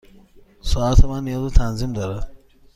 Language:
Persian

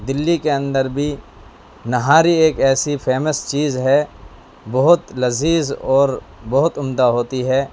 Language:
Urdu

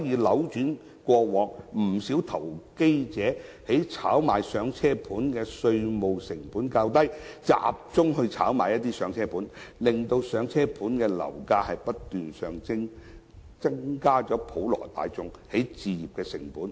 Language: Cantonese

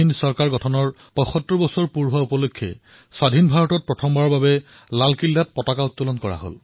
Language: Assamese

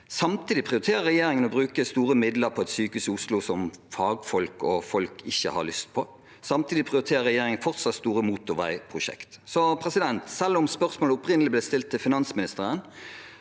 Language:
Norwegian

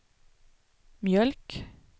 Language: Swedish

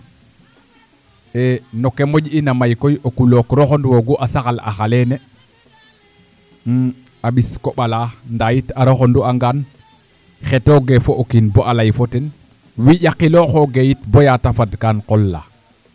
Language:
Serer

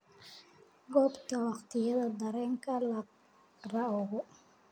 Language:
Somali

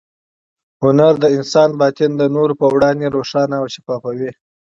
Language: Pashto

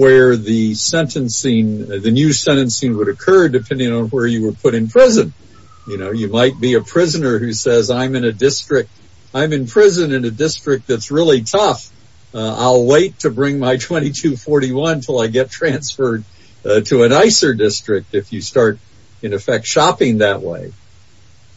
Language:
English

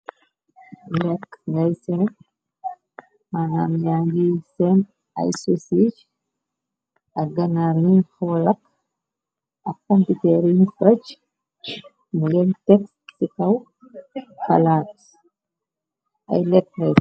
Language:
Wolof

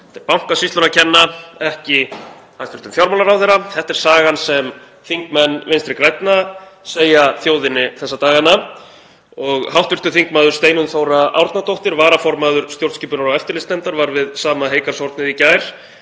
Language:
Icelandic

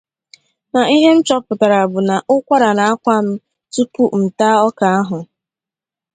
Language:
Igbo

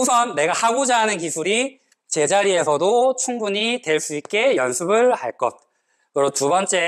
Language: Korean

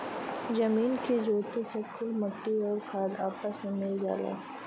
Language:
Bhojpuri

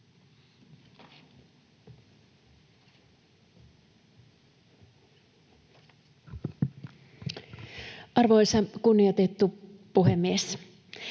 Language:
Finnish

